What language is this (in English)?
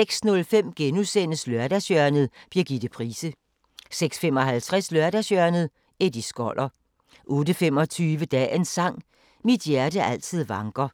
Danish